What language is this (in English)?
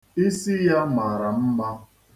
Igbo